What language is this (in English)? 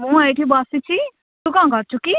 Odia